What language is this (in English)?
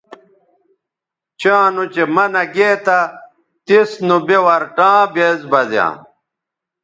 Bateri